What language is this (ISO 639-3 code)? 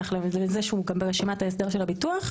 heb